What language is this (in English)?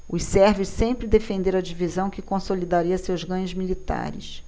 Portuguese